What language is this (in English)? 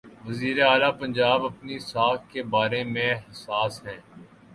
Urdu